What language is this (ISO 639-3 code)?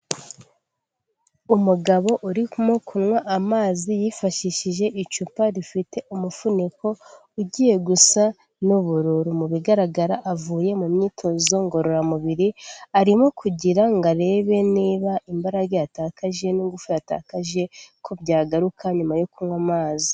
kin